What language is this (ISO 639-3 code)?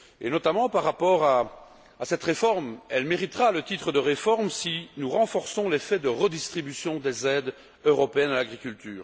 fra